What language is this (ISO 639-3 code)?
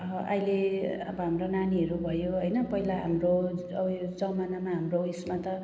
nep